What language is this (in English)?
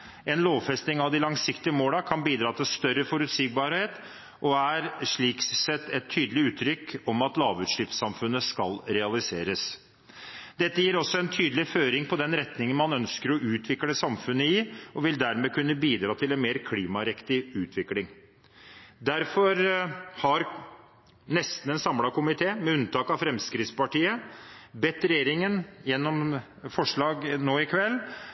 Norwegian Bokmål